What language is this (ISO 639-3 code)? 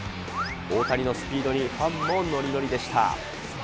jpn